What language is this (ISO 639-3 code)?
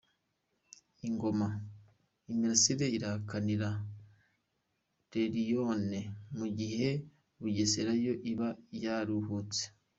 kin